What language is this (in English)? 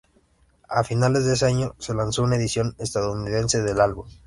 Spanish